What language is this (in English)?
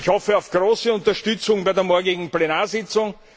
German